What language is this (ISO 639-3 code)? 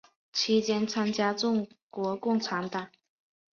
zho